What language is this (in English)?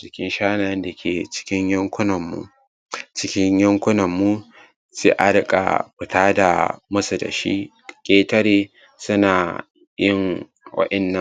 Hausa